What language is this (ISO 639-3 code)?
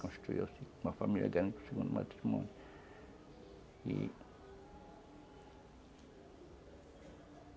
por